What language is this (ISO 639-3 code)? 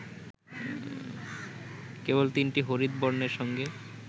ben